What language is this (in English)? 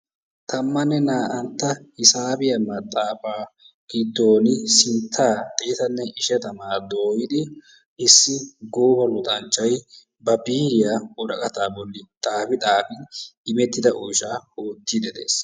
Wolaytta